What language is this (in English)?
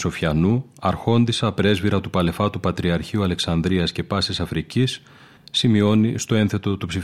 Greek